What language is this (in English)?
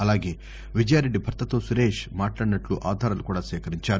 Telugu